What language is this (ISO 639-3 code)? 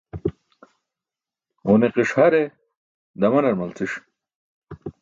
bsk